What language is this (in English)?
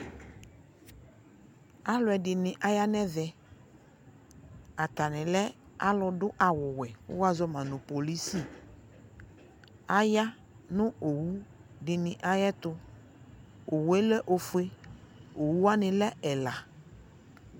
Ikposo